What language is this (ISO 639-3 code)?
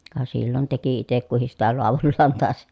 fin